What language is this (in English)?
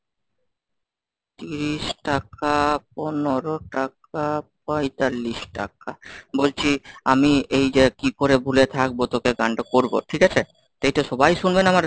Bangla